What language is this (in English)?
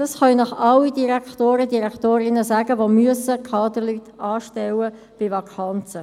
Swiss German